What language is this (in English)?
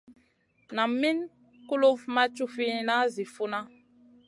Masana